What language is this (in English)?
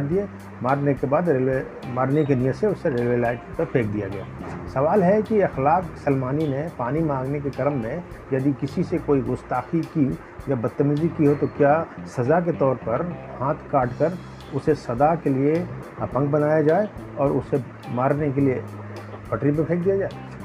Hindi